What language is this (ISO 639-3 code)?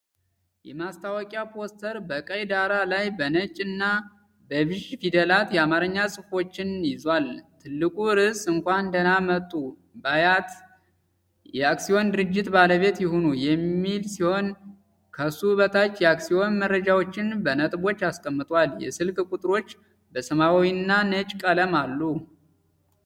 amh